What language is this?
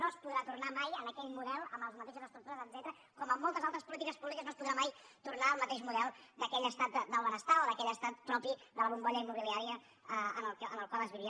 Catalan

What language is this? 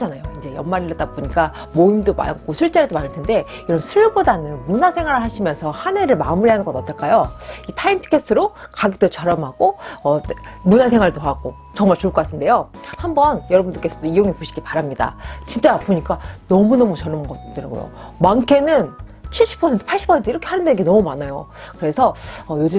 Korean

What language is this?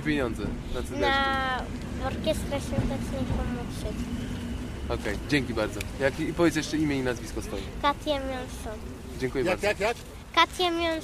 Polish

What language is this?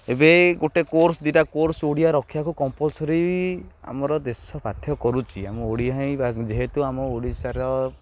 Odia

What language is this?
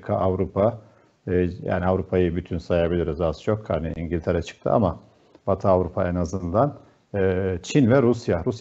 Turkish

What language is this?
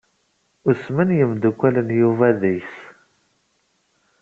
Kabyle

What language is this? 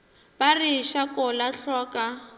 Northern Sotho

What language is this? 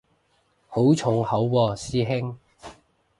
Cantonese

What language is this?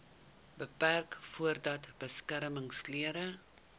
Afrikaans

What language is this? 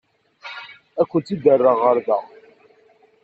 Kabyle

